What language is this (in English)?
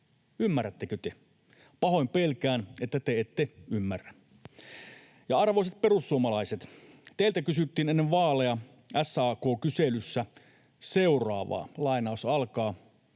Finnish